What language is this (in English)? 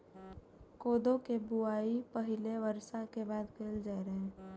Maithili